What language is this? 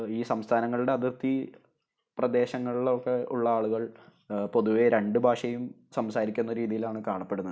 Malayalam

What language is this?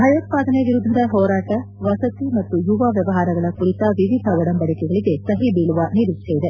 Kannada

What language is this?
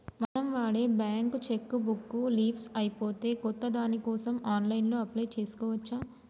Telugu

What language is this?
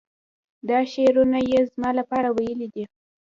Pashto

